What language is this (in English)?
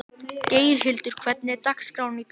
Icelandic